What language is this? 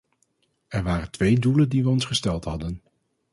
Dutch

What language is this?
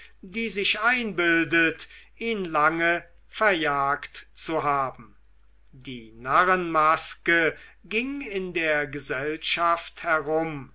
German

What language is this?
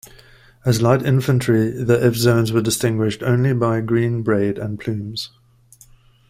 English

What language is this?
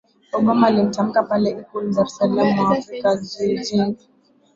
Swahili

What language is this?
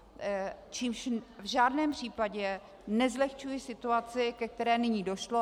Czech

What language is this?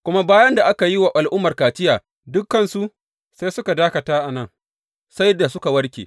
Hausa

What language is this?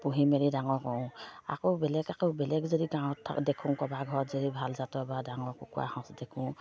Assamese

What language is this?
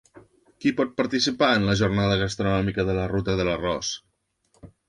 Catalan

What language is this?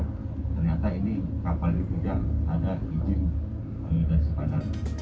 Indonesian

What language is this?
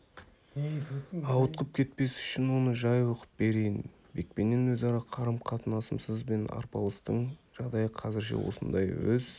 Kazakh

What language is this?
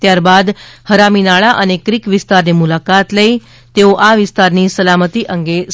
Gujarati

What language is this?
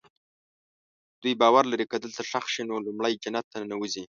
Pashto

